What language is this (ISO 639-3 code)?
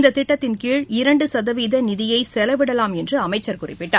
tam